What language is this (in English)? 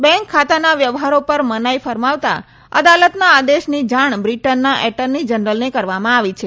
Gujarati